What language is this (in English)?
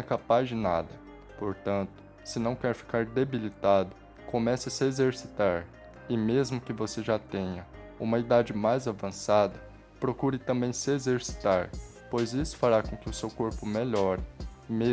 Portuguese